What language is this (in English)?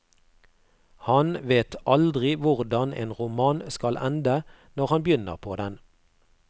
Norwegian